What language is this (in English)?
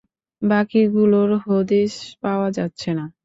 Bangla